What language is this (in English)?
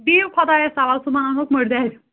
Kashmiri